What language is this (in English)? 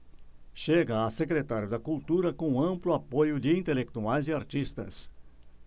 Portuguese